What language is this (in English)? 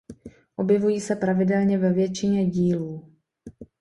Czech